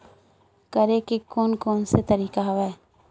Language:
Chhattisgarhi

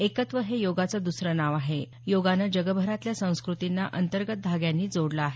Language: Marathi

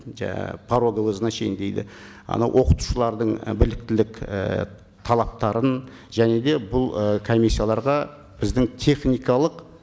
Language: Kazakh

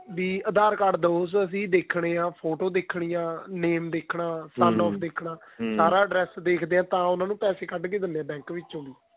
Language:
Punjabi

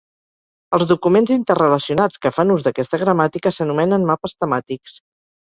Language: Catalan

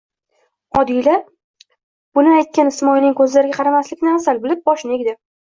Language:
Uzbek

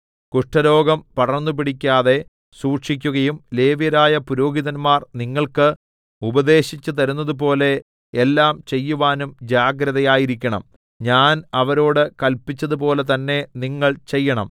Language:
Malayalam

